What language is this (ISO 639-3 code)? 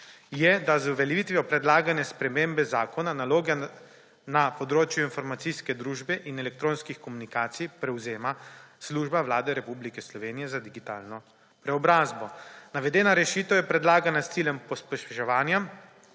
slv